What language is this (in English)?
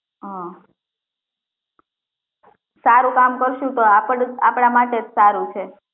Gujarati